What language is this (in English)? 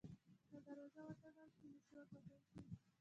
Pashto